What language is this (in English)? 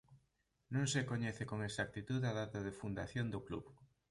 Galician